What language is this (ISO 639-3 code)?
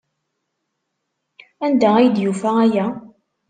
kab